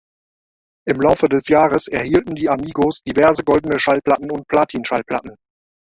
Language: German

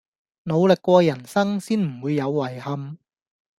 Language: Cantonese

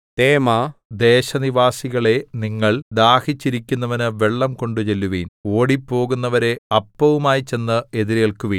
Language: Malayalam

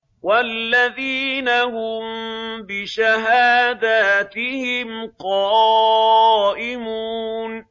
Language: Arabic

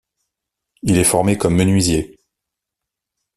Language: French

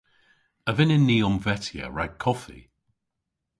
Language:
Cornish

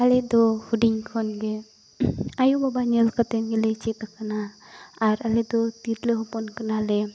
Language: Santali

